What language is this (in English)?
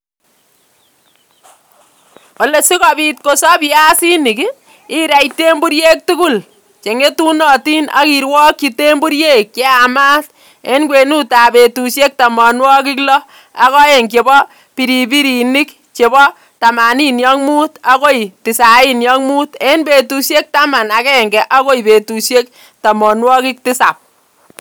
Kalenjin